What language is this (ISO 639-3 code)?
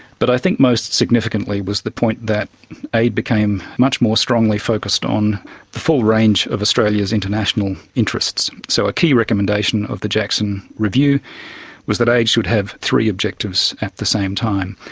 eng